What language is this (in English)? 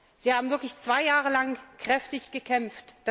German